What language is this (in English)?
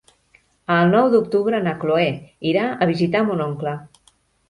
Catalan